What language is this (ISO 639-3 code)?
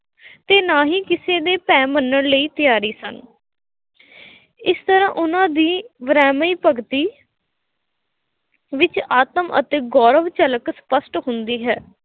pan